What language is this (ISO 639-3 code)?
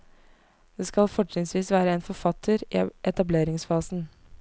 nor